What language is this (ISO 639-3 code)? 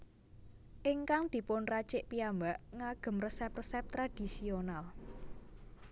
jav